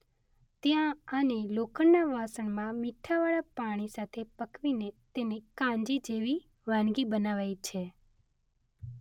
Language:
Gujarati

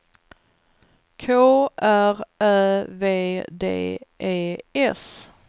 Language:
Swedish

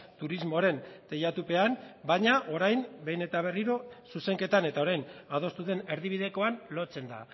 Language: Basque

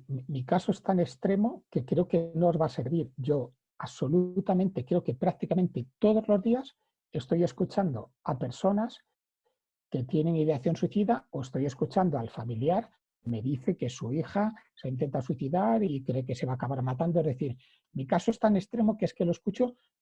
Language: Spanish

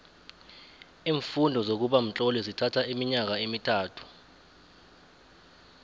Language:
South Ndebele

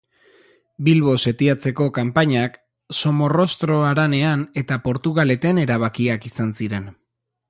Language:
Basque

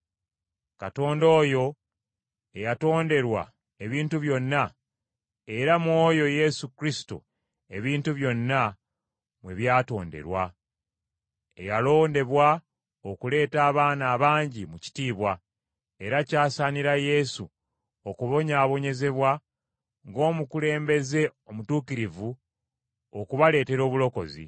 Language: Ganda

